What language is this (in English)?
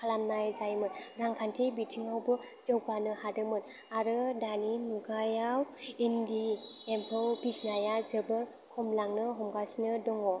Bodo